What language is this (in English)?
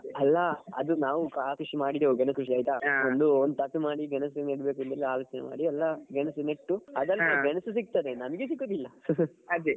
Kannada